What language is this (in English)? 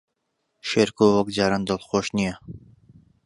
Central Kurdish